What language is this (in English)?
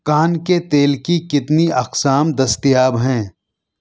Urdu